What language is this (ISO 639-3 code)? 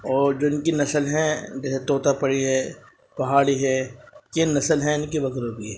urd